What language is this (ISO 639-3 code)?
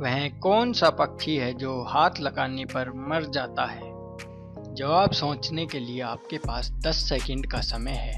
hin